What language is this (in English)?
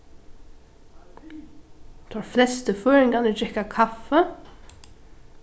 Faroese